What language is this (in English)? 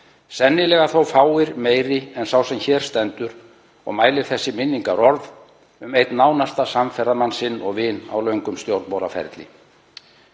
Icelandic